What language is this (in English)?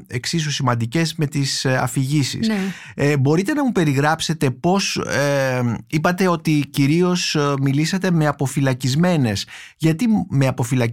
Greek